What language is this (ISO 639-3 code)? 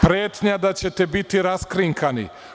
srp